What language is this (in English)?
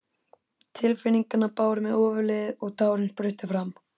Icelandic